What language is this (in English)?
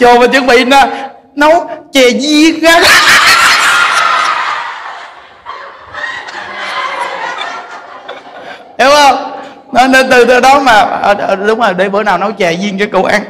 Vietnamese